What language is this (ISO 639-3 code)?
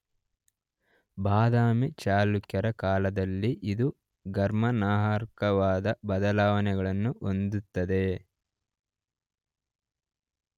kan